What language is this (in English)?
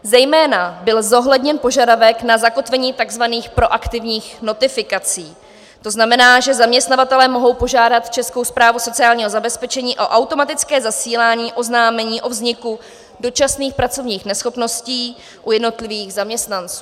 Czech